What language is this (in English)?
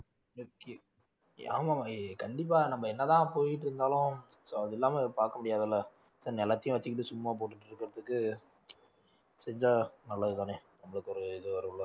Tamil